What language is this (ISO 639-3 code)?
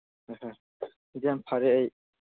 mni